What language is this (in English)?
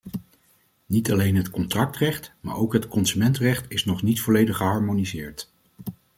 Dutch